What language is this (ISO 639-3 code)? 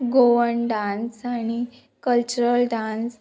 kok